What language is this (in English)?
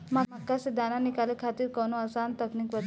Bhojpuri